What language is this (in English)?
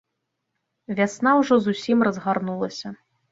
Belarusian